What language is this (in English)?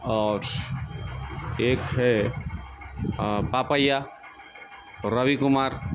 Urdu